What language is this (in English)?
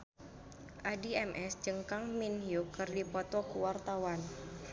Sundanese